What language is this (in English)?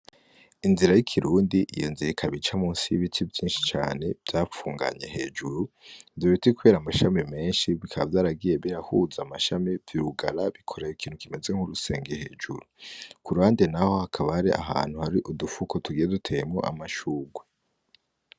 Rundi